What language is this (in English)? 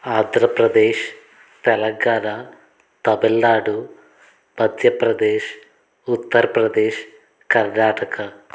Telugu